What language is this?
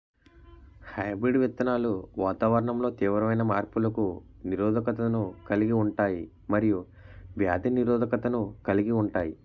Telugu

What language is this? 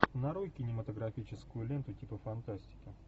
Russian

